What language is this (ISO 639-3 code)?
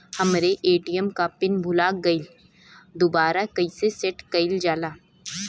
bho